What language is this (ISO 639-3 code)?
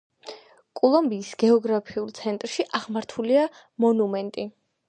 kat